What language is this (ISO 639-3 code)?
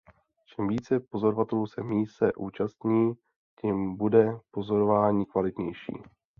ces